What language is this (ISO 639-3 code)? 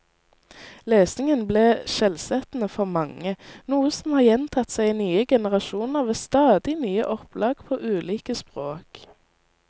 nor